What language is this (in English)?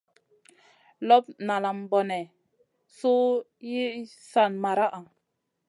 Masana